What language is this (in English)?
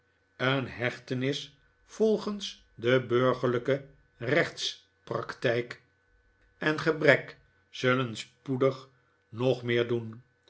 Dutch